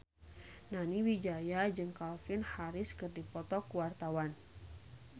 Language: Sundanese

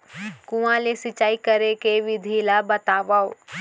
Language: Chhattisgarhi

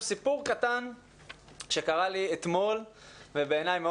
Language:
Hebrew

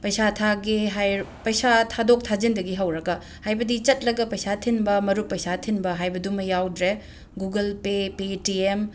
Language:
Manipuri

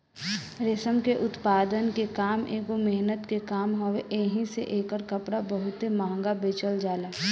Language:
Bhojpuri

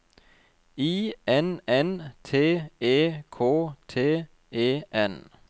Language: Norwegian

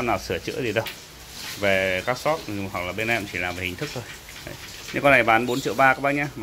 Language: Vietnamese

